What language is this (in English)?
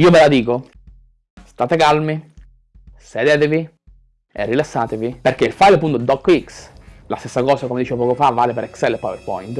Italian